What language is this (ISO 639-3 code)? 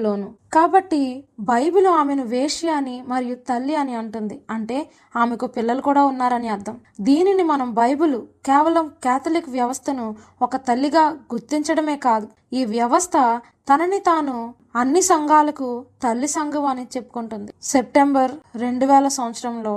tel